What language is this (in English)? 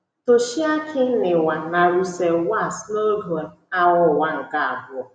Igbo